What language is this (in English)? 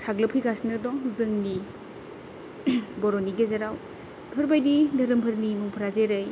Bodo